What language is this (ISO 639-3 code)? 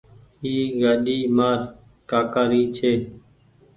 gig